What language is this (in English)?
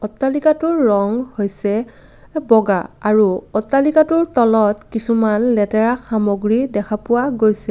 Assamese